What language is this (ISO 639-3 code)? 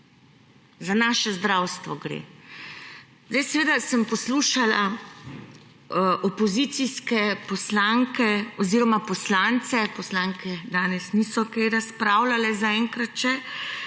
slv